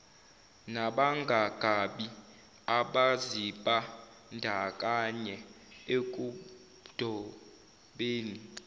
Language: Zulu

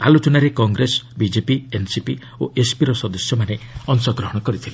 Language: Odia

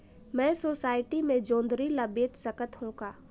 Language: Chhattisgarhi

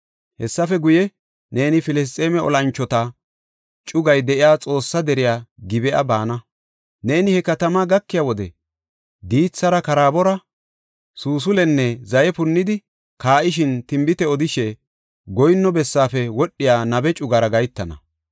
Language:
Gofa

